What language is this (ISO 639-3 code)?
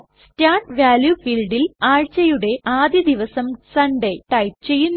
mal